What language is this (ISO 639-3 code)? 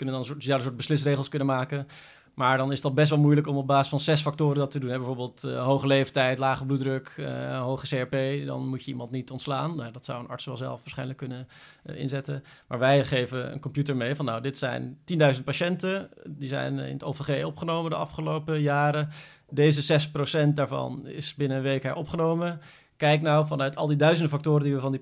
nld